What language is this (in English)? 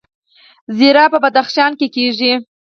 Pashto